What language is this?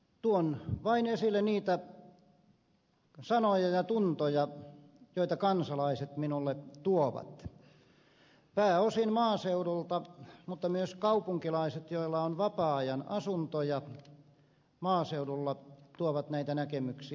Finnish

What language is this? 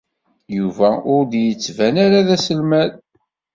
Kabyle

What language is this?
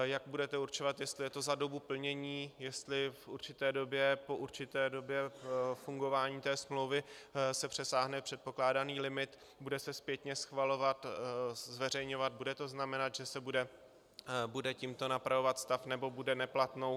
Czech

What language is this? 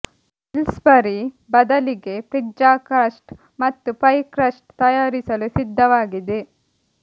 Kannada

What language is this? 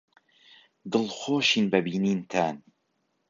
Central Kurdish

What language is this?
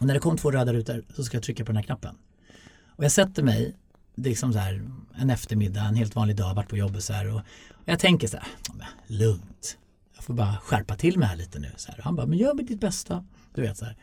Swedish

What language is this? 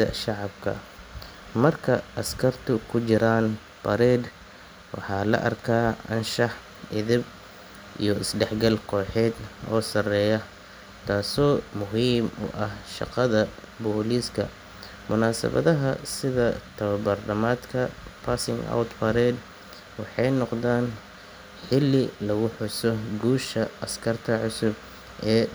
Somali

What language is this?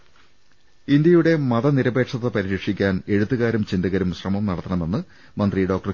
Malayalam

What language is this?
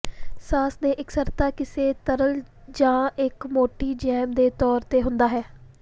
Punjabi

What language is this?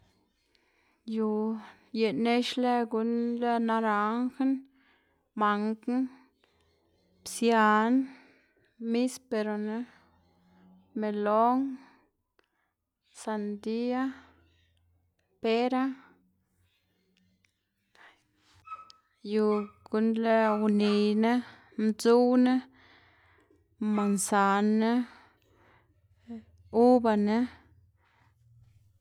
Xanaguía Zapotec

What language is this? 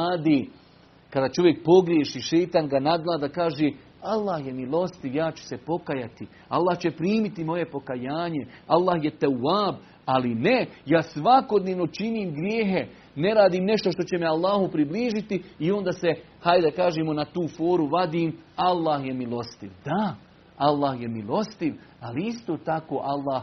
Croatian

